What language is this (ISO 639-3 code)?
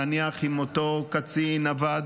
heb